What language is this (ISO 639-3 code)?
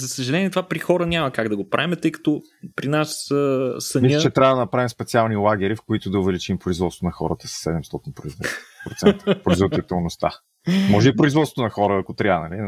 bul